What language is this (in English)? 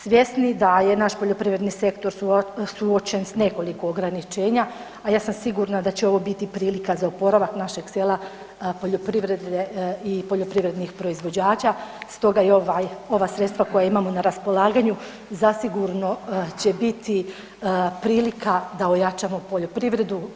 Croatian